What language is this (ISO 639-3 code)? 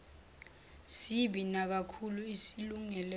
zul